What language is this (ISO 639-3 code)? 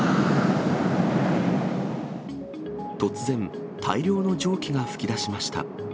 jpn